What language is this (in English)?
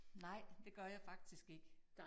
Danish